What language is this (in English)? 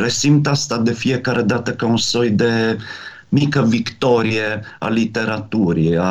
Romanian